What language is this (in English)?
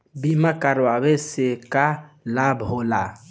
Bhojpuri